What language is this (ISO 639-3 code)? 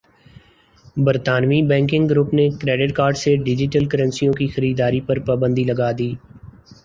urd